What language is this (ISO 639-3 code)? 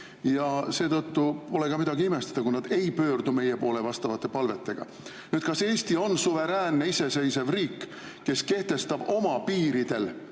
est